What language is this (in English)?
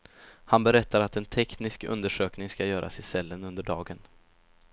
Swedish